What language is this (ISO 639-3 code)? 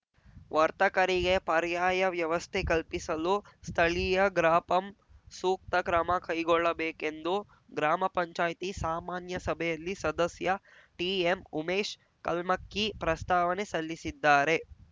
kan